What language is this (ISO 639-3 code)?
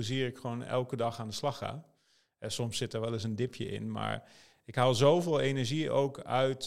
nld